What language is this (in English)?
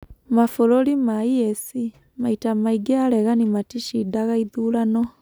Kikuyu